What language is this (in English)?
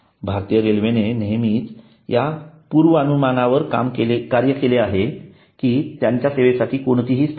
Marathi